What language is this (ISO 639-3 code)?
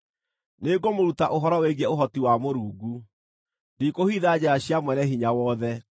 kik